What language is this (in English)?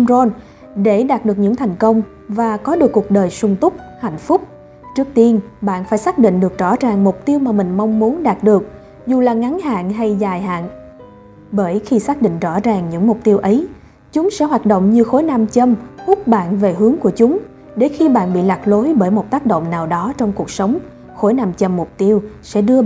Vietnamese